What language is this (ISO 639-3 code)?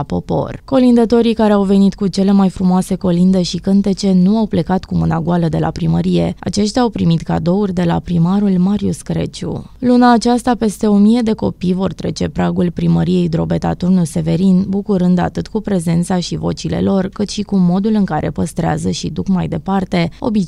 ron